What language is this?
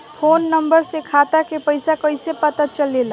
Bhojpuri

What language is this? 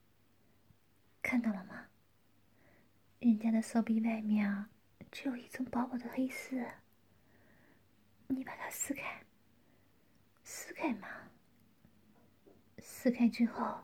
Chinese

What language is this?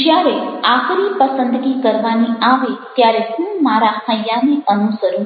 Gujarati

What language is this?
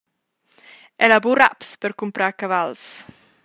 Romansh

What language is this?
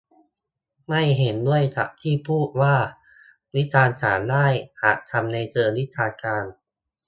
Thai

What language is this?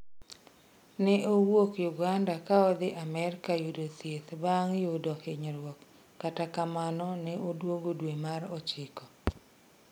Luo (Kenya and Tanzania)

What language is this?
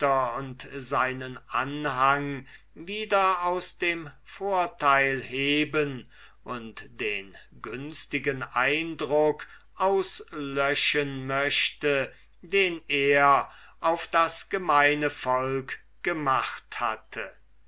German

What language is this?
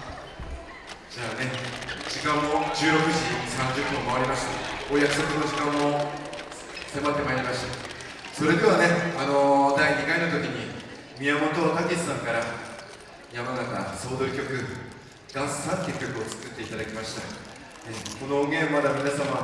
Japanese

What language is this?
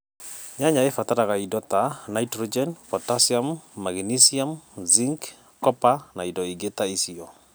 Kikuyu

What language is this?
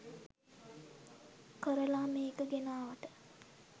Sinhala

